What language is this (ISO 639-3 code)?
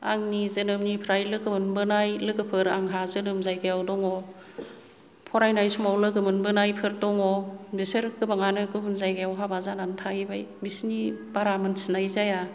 brx